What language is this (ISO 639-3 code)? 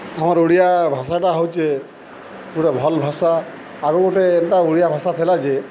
ori